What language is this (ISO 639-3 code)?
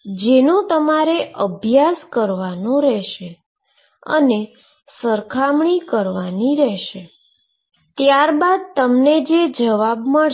guj